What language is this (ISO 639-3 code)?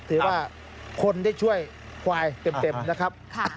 tha